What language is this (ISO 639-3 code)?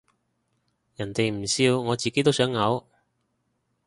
yue